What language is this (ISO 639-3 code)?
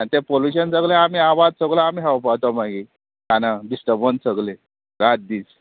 kok